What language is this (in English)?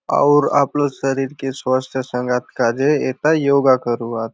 Halbi